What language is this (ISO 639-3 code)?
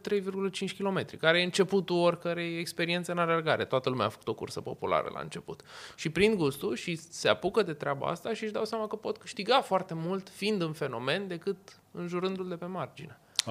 ron